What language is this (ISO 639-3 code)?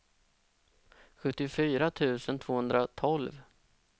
swe